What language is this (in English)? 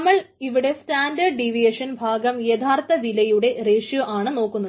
Malayalam